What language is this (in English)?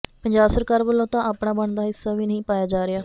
Punjabi